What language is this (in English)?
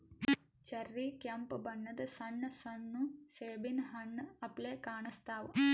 Kannada